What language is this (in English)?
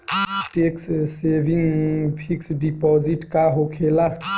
Bhojpuri